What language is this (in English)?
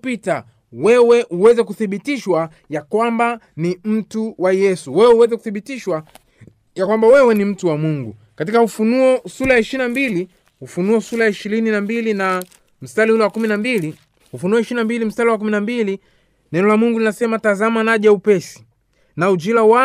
Swahili